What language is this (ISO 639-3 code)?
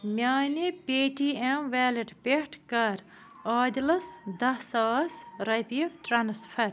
kas